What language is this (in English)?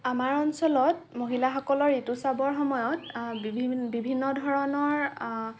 Assamese